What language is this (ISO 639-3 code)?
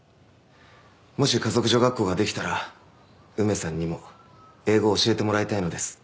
jpn